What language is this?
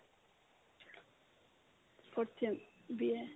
Assamese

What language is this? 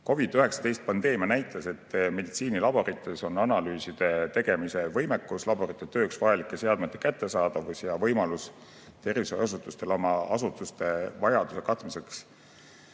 Estonian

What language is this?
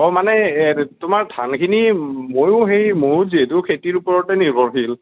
Assamese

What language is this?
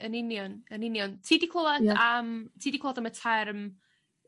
Welsh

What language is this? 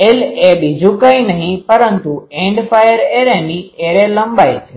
Gujarati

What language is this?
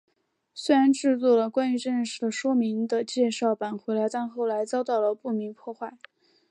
Chinese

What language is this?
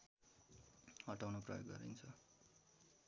Nepali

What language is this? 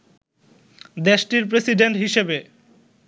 Bangla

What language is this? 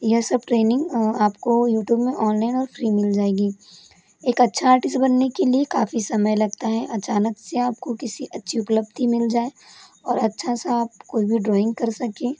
Hindi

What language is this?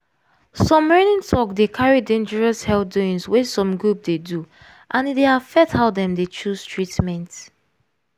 Nigerian Pidgin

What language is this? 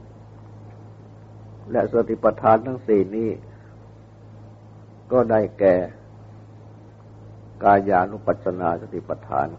Thai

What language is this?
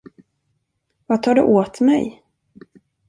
Swedish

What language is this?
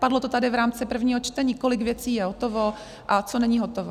Czech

